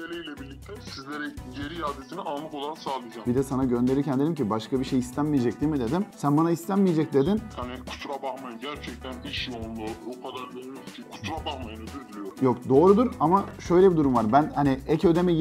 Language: Turkish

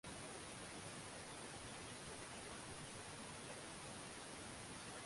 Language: Swahili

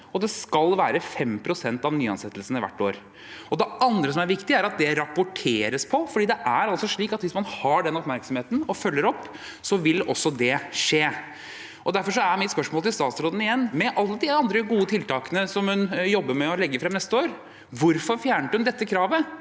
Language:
Norwegian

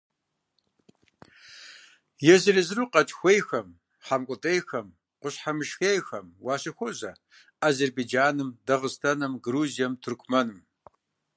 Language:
Kabardian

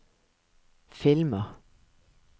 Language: Norwegian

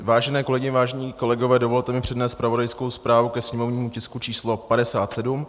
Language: Czech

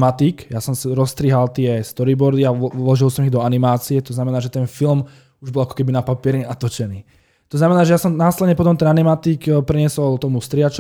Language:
Slovak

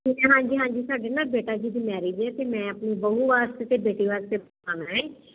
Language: Punjabi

